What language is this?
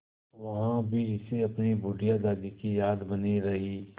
Hindi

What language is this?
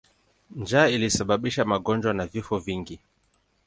Swahili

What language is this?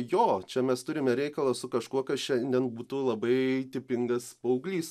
Lithuanian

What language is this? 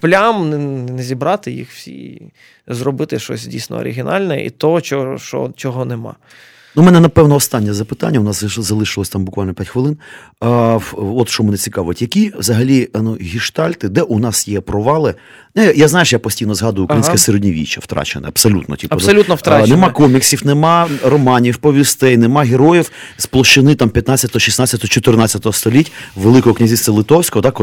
Ukrainian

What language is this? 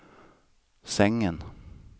Swedish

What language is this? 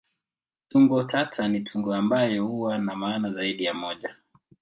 Swahili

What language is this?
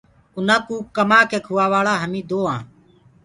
Gurgula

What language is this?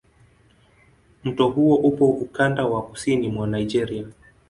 Swahili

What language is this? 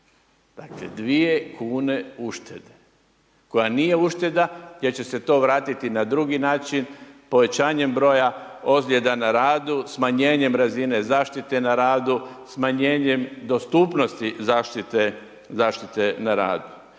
Croatian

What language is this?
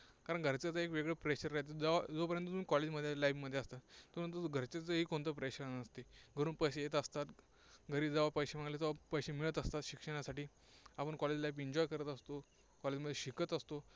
Marathi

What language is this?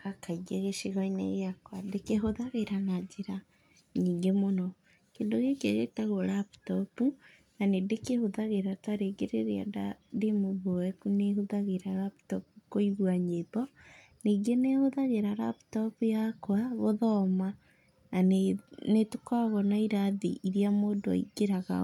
Kikuyu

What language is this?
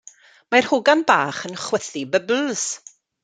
Welsh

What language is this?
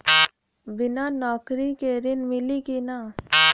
Bhojpuri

